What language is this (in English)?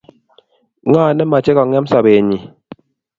Kalenjin